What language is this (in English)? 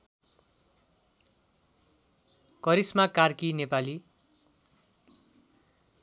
Nepali